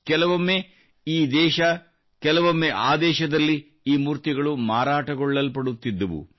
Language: Kannada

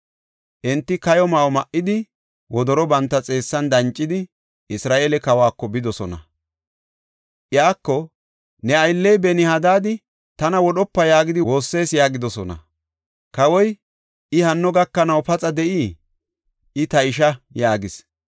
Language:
Gofa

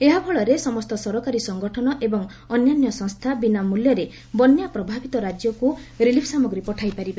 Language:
Odia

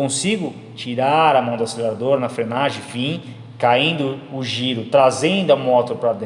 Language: Portuguese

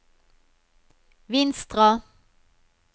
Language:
Norwegian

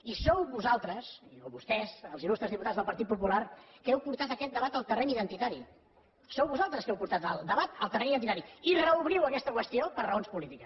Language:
Catalan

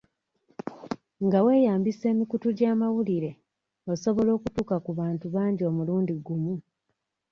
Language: Ganda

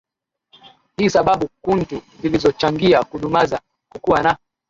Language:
Swahili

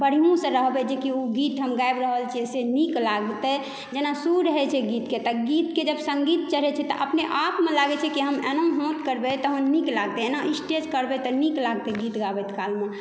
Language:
Maithili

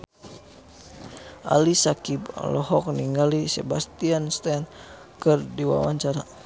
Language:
Sundanese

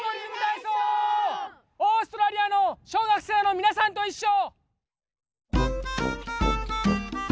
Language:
Japanese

